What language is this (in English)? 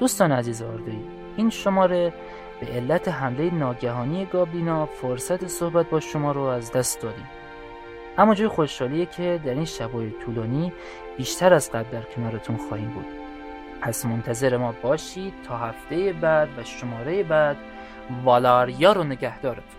Persian